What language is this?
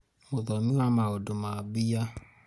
Kikuyu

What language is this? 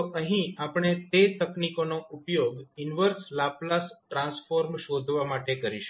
Gujarati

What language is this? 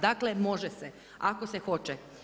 Croatian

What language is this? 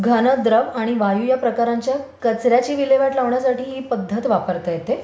Marathi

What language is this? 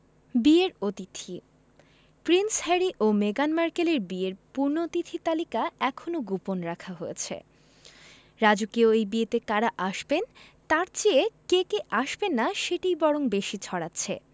Bangla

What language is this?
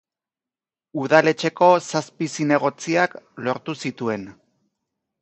Basque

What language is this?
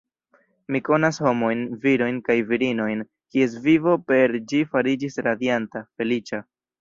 Esperanto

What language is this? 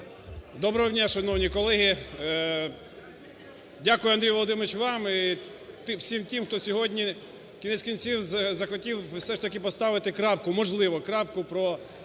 Ukrainian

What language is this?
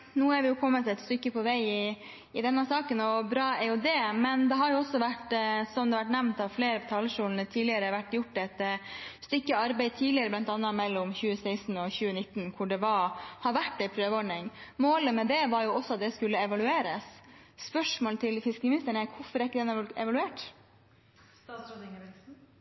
Norwegian Bokmål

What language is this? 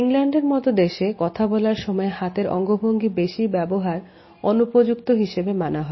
Bangla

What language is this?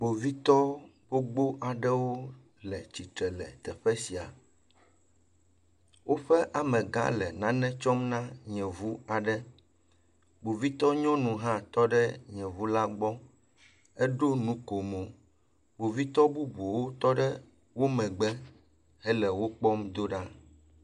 Ewe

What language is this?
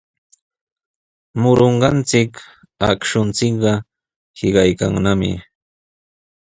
Sihuas Ancash Quechua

